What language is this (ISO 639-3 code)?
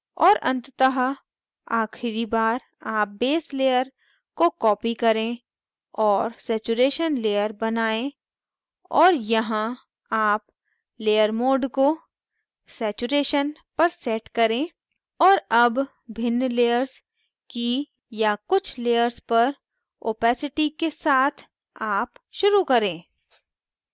hin